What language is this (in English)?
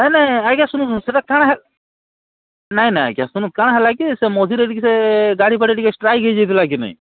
Odia